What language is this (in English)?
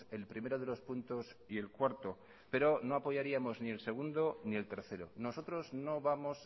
Spanish